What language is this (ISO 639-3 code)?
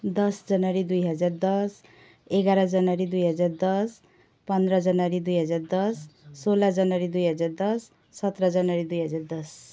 nep